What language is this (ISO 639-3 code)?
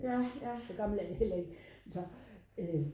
dan